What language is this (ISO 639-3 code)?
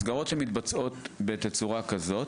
heb